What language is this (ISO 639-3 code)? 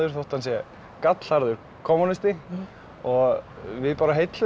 isl